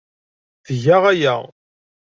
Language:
Kabyle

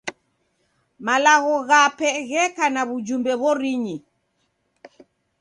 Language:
Taita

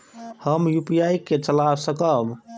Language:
Maithili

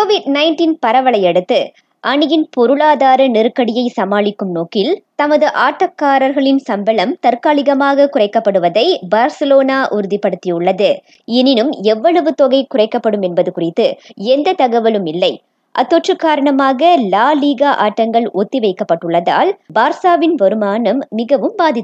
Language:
Tamil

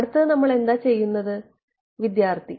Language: Malayalam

